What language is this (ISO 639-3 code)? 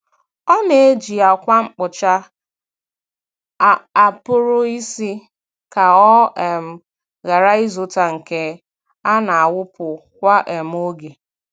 ibo